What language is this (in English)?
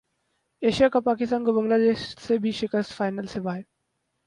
Urdu